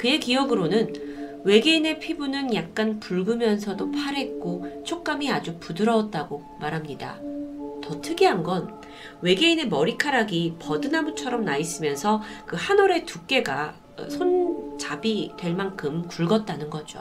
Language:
Korean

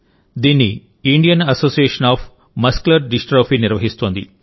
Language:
Telugu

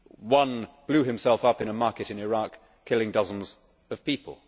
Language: English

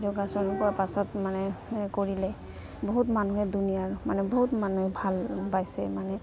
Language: Assamese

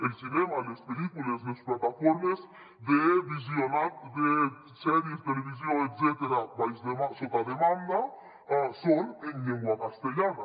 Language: Catalan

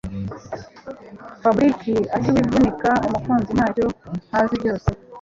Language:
Kinyarwanda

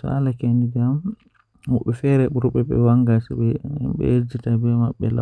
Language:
Western Niger Fulfulde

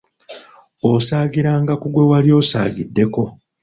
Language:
Ganda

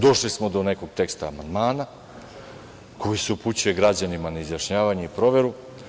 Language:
Serbian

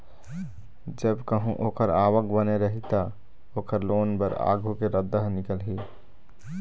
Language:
Chhattisgarhi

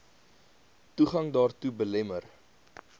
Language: Afrikaans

